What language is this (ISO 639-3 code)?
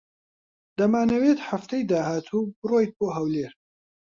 ckb